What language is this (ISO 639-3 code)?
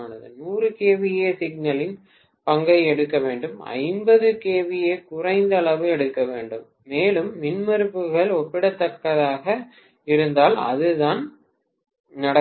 tam